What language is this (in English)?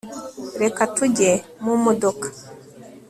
Kinyarwanda